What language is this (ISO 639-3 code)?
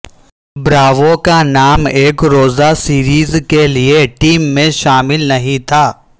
urd